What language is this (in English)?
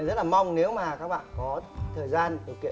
Vietnamese